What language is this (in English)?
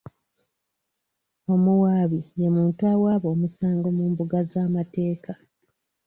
Ganda